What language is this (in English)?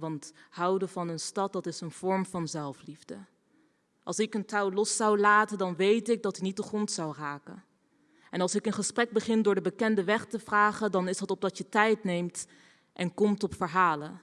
Dutch